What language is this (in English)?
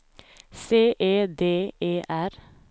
Swedish